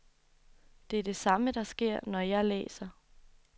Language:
Danish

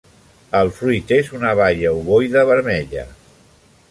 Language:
Catalan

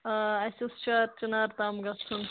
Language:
Kashmiri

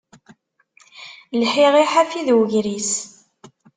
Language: Kabyle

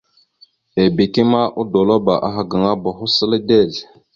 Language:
Mada (Cameroon)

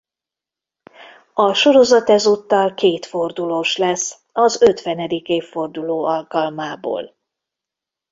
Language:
Hungarian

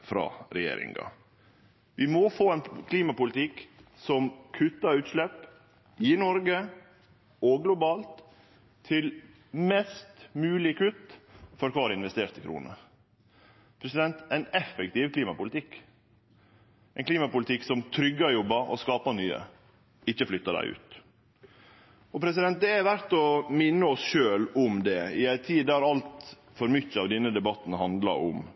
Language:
Norwegian Nynorsk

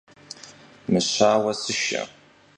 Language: Kabardian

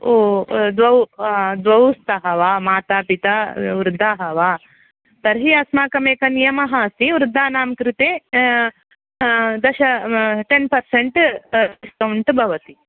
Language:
Sanskrit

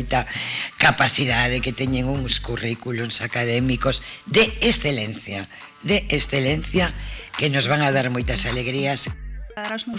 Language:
Spanish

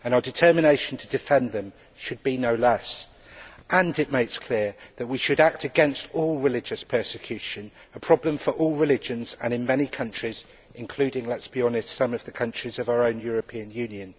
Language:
English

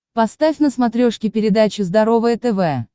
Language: Russian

